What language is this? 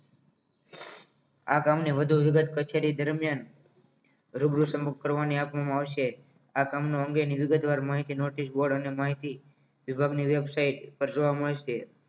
Gujarati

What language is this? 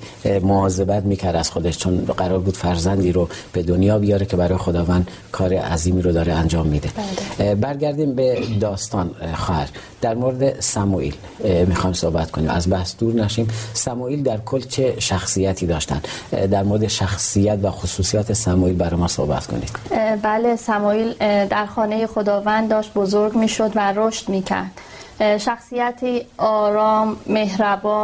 Persian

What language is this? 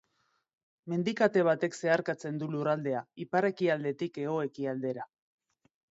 Basque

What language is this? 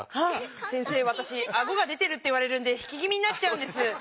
Japanese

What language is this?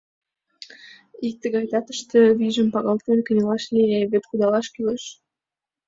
Mari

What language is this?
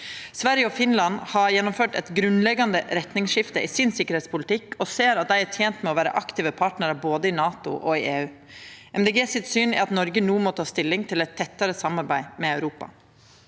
Norwegian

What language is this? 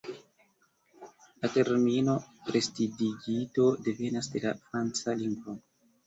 Esperanto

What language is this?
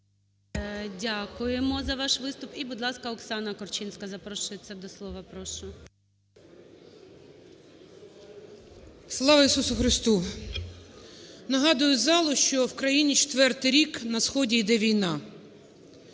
Ukrainian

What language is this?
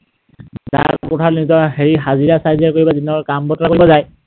Assamese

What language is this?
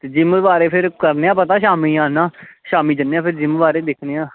Dogri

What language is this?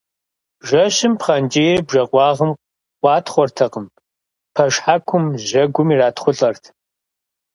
Kabardian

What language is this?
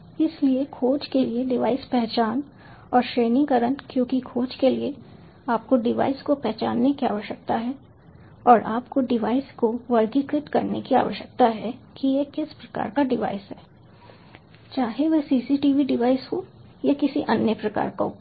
Hindi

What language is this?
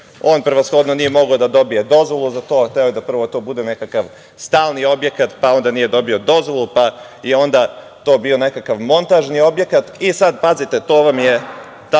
Serbian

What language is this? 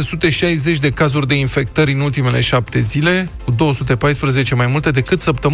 Romanian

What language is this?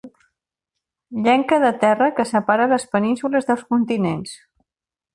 Catalan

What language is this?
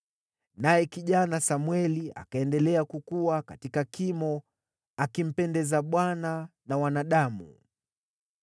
Swahili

